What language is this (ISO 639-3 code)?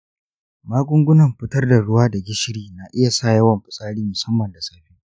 hau